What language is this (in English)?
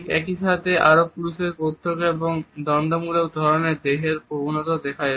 Bangla